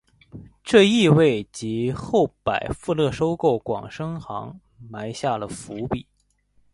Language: Chinese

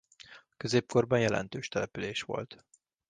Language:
Hungarian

